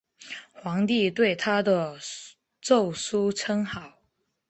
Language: Chinese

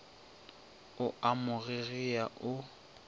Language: Northern Sotho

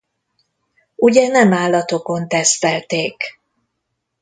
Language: Hungarian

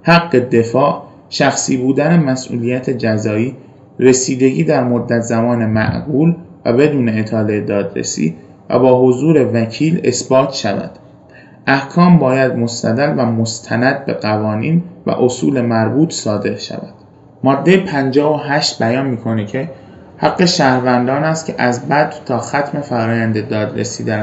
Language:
Persian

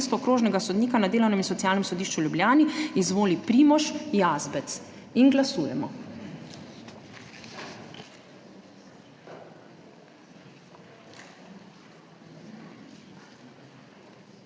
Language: Slovenian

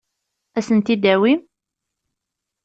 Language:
Kabyle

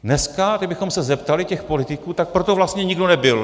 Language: Czech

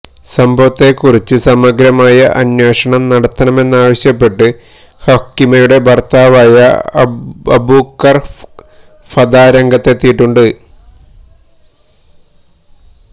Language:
Malayalam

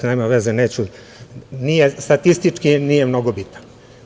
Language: Serbian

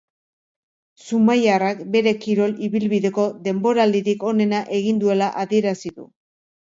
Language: Basque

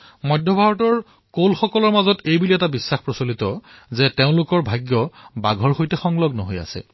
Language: Assamese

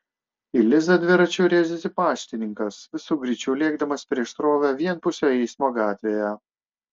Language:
Lithuanian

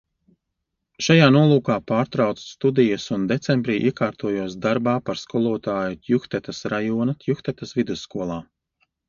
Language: Latvian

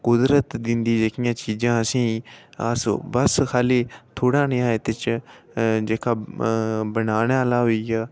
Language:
Dogri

